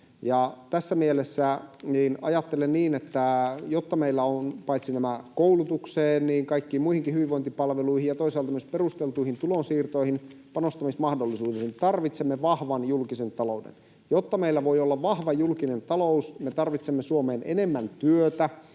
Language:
Finnish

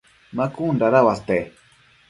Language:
Matsés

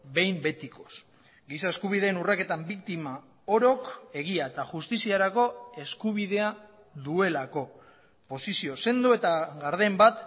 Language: Basque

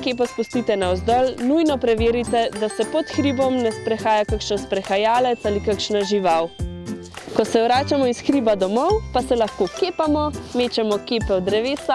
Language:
Slovenian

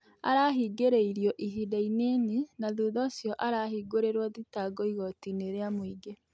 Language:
Kikuyu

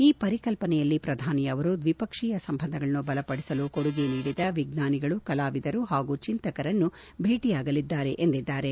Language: Kannada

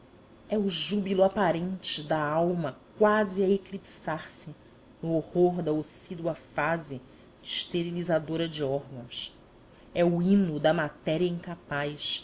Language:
Portuguese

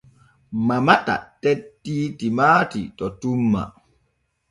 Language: Borgu Fulfulde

